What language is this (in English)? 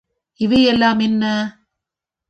Tamil